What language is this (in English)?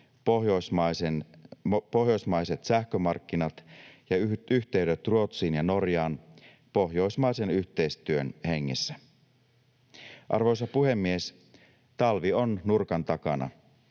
Finnish